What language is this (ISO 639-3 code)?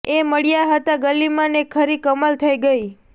guj